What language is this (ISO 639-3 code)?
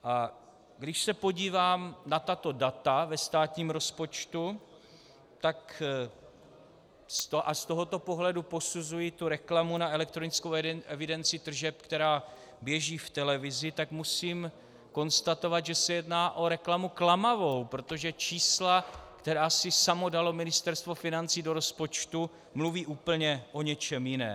ces